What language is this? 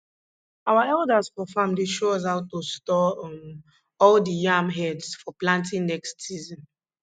Nigerian Pidgin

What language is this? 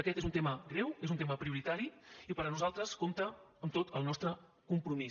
Catalan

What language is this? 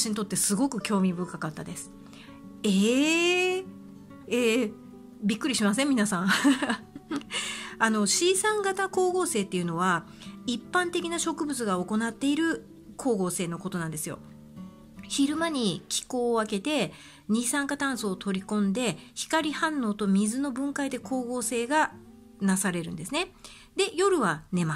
Japanese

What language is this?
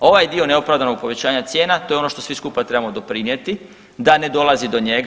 Croatian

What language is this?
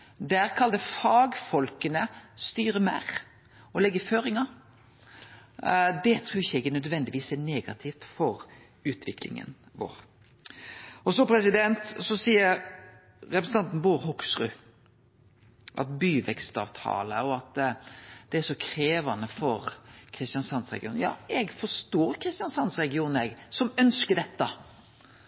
Norwegian Nynorsk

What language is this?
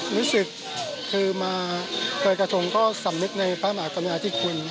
Thai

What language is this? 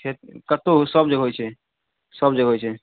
Maithili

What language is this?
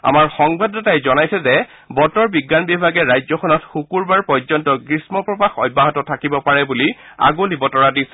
Assamese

